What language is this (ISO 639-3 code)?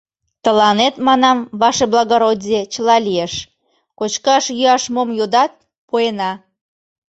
chm